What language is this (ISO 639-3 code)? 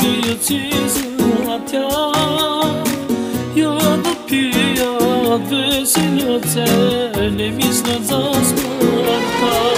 ron